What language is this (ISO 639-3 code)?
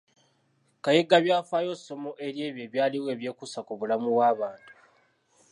lug